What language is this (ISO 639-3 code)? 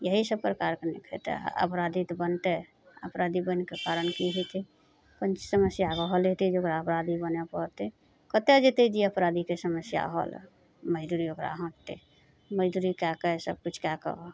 mai